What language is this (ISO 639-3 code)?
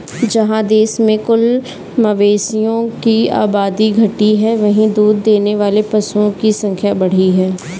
hin